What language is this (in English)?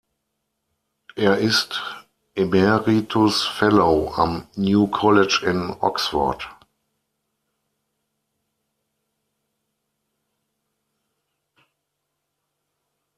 German